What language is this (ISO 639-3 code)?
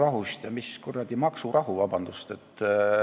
est